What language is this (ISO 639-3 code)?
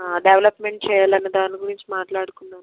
tel